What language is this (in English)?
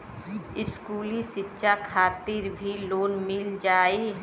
Bhojpuri